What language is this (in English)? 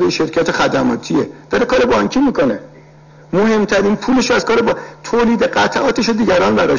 Persian